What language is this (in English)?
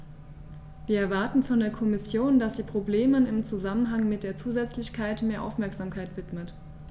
German